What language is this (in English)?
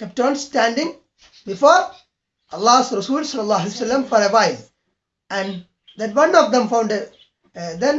English